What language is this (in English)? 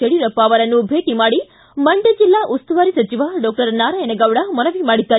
Kannada